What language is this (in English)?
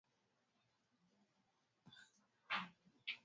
Swahili